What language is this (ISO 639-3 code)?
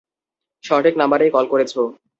ben